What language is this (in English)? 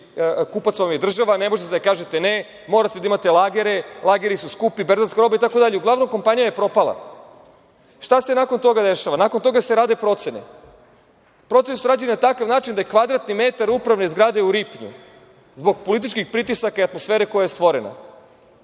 Serbian